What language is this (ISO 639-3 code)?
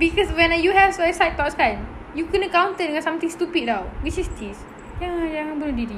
msa